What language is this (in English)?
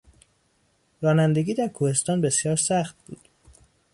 Persian